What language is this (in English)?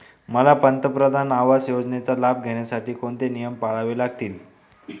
Marathi